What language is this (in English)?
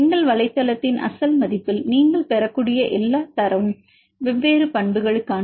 Tamil